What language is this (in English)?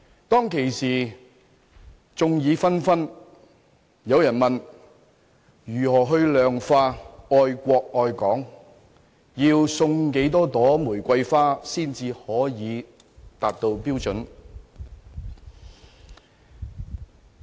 Cantonese